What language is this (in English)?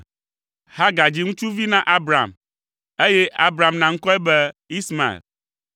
Ewe